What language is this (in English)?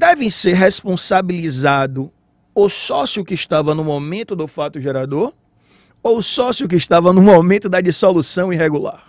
Portuguese